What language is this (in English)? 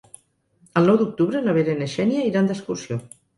Catalan